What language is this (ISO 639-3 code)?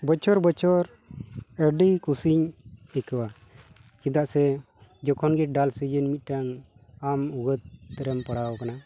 sat